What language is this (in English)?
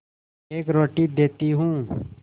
Hindi